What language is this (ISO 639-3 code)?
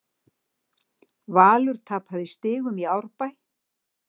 isl